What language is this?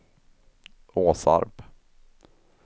Swedish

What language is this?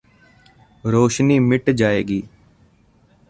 Punjabi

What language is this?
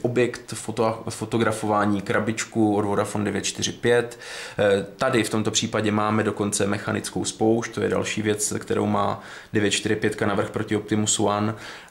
Czech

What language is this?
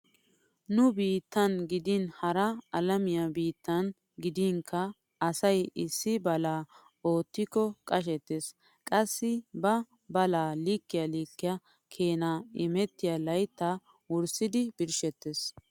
Wolaytta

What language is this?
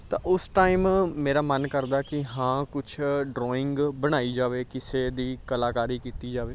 Punjabi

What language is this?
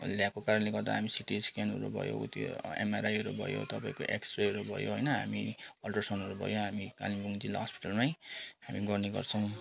Nepali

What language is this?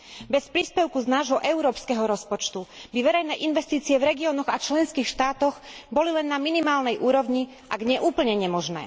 Slovak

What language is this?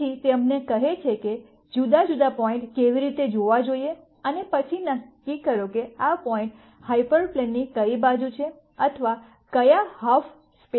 Gujarati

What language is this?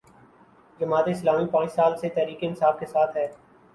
Urdu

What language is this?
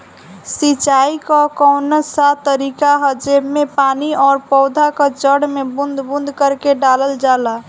Bhojpuri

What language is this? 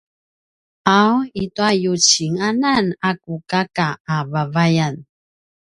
Paiwan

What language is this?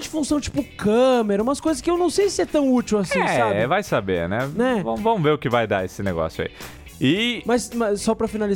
Portuguese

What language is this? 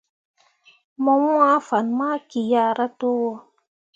Mundang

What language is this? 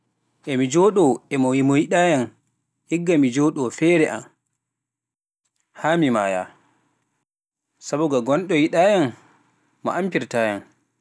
Pular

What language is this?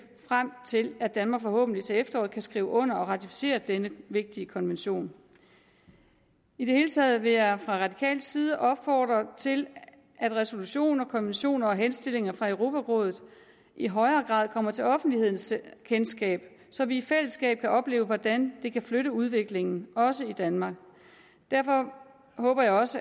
Danish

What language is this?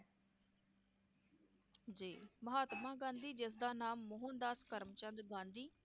Punjabi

